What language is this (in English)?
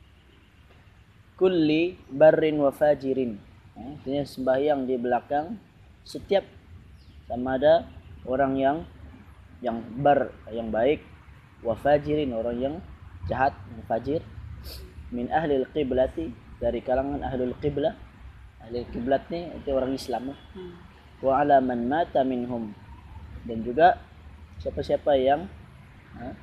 Malay